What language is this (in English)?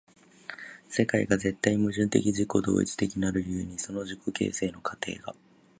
Japanese